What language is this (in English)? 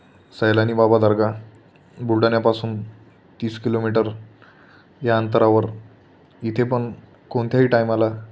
Marathi